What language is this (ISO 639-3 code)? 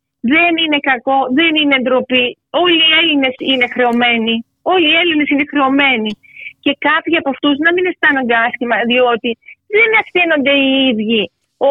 ell